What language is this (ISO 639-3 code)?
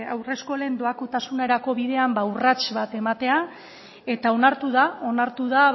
eus